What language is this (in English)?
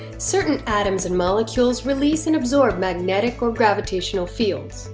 English